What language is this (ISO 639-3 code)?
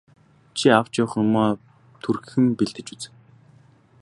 mon